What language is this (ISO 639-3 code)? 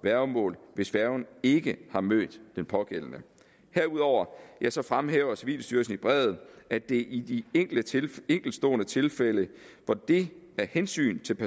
dan